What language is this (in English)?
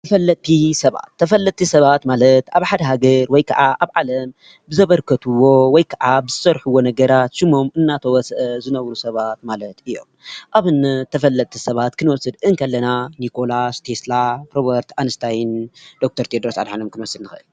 Tigrinya